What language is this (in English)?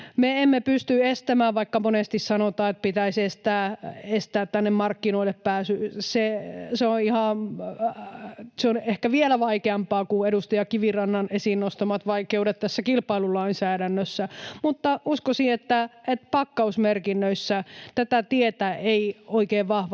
Finnish